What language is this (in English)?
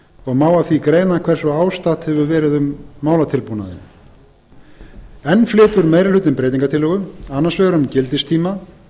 Icelandic